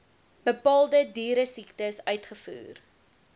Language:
Afrikaans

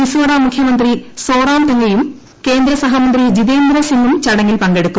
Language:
Malayalam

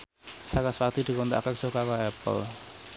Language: Javanese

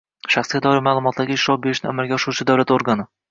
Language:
Uzbek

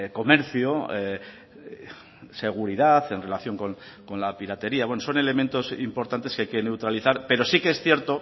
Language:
Spanish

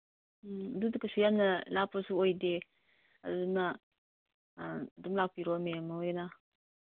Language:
Manipuri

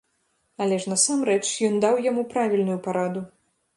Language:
Belarusian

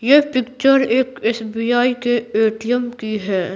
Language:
Hindi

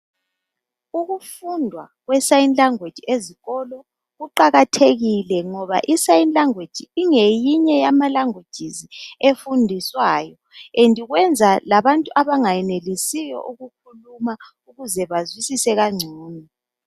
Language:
North Ndebele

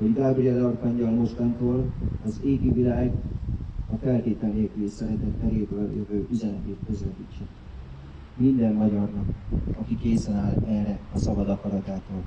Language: Hungarian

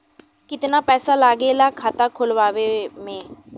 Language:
Bhojpuri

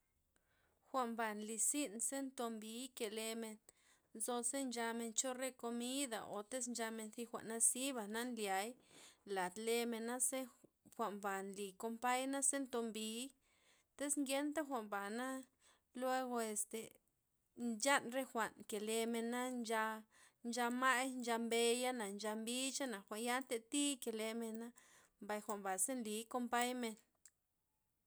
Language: Loxicha Zapotec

